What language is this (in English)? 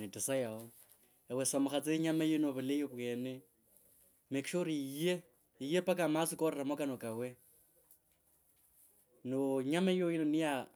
Kabras